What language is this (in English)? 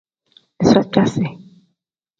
Tem